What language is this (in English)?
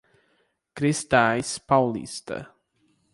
Portuguese